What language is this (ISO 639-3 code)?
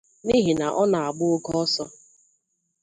ibo